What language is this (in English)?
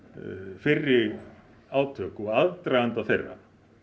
Icelandic